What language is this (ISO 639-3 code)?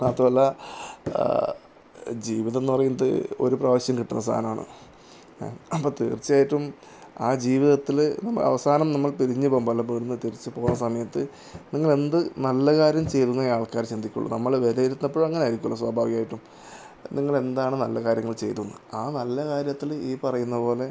mal